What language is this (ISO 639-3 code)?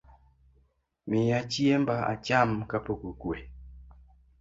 luo